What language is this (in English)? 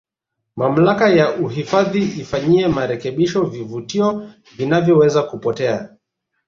Swahili